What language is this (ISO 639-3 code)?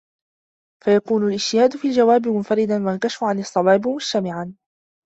ara